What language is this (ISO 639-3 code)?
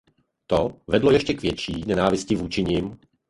ces